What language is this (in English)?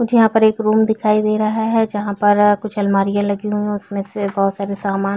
Hindi